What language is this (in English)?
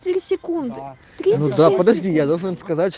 Russian